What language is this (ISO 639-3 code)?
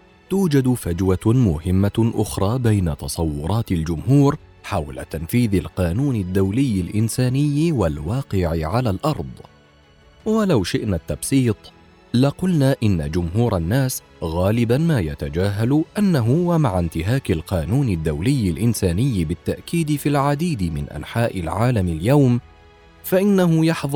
ara